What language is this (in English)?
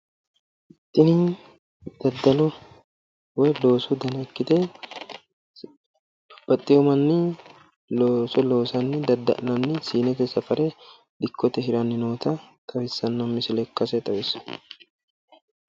Sidamo